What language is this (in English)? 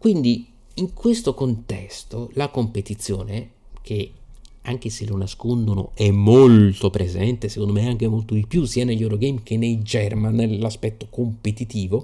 Italian